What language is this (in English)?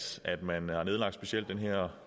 Danish